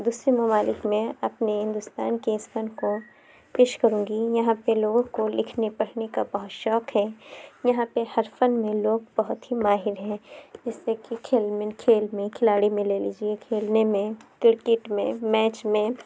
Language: Urdu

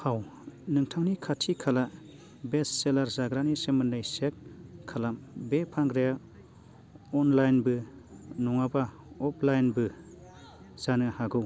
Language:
Bodo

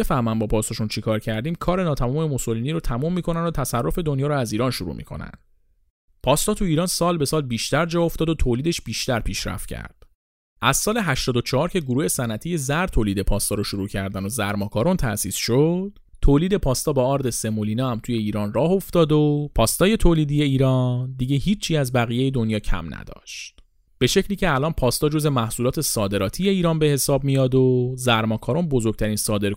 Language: Persian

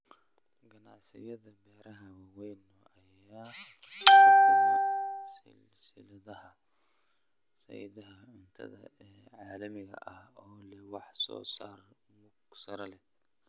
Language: Somali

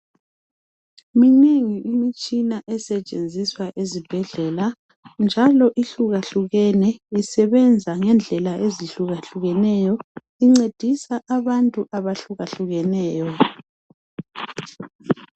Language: North Ndebele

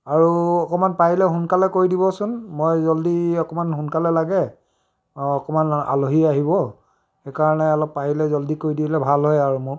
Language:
Assamese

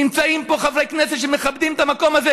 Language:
Hebrew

